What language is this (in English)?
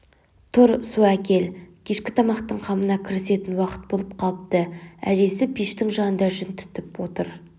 Kazakh